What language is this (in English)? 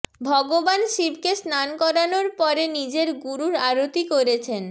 Bangla